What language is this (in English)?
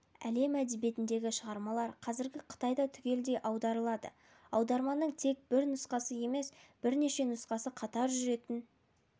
Kazakh